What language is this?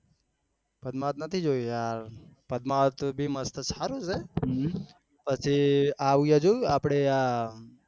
Gujarati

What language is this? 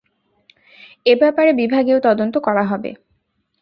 Bangla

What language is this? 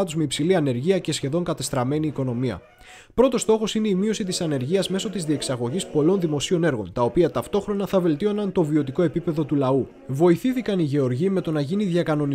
Greek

